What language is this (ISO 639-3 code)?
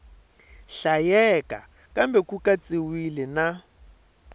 tso